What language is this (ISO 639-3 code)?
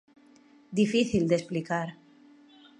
glg